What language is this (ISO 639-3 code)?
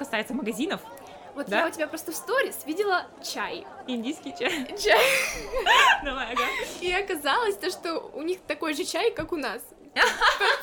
rus